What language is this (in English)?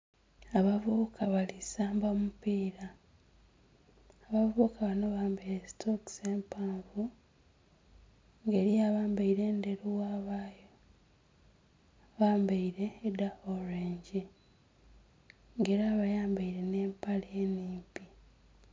Soga